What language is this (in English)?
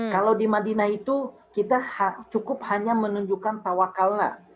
Indonesian